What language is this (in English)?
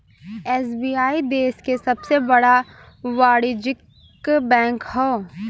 Bhojpuri